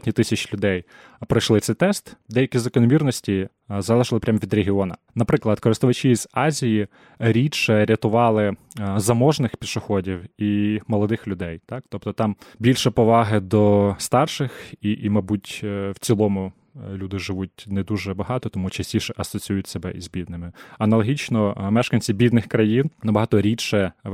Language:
Ukrainian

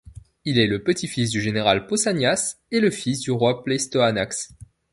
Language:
French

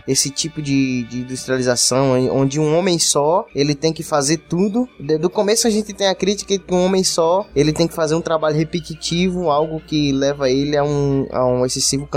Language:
Portuguese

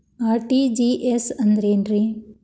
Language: Kannada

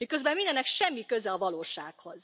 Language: Hungarian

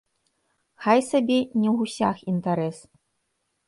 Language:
Belarusian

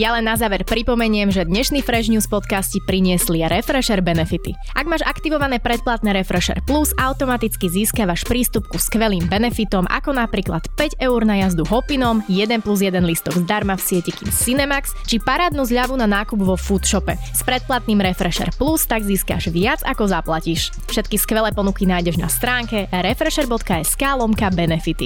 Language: Slovak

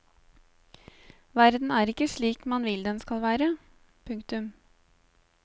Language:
Norwegian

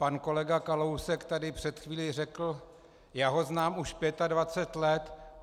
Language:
Czech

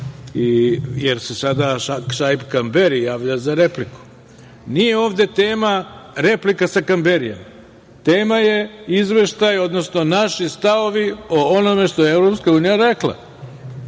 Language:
Serbian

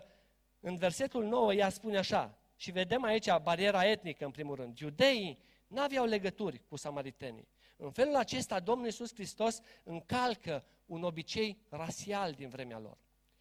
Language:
Romanian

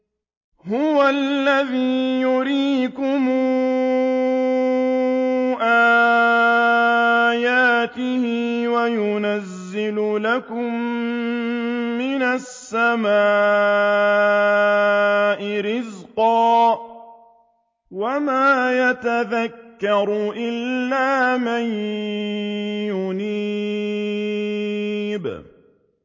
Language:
Arabic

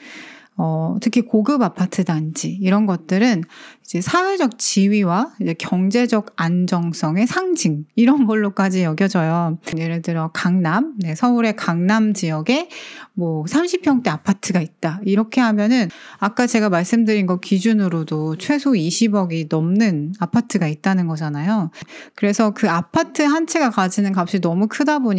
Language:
Korean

